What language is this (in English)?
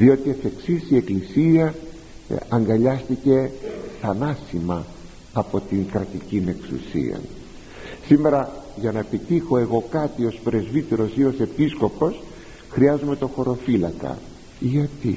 Greek